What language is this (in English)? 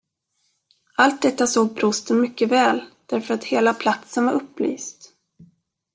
Swedish